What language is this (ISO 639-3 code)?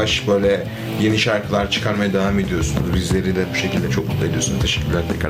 tur